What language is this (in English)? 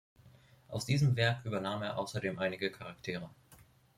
German